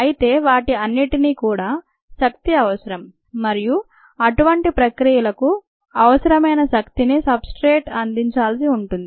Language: Telugu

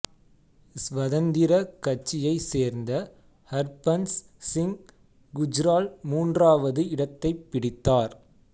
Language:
Tamil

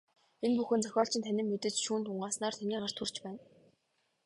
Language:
Mongolian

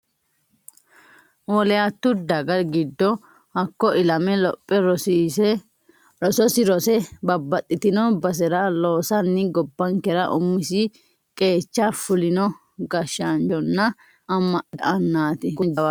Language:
Sidamo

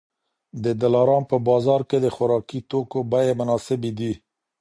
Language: Pashto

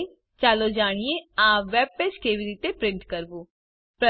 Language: Gujarati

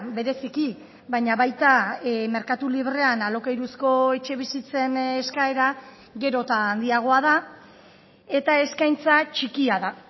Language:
Basque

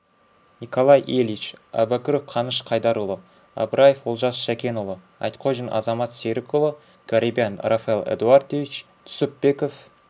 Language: Kazakh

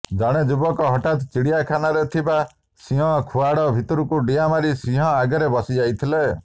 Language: Odia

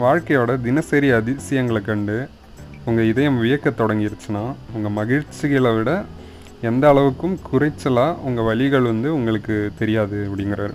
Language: Tamil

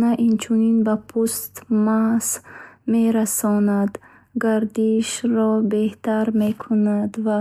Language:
Bukharic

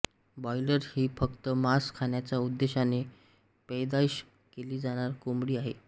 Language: Marathi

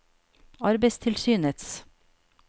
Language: Norwegian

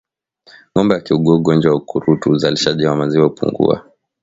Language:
Swahili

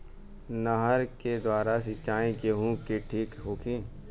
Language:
Bhojpuri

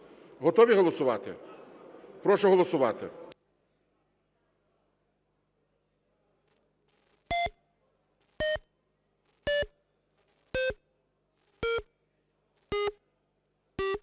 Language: Ukrainian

